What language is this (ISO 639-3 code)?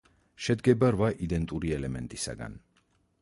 kat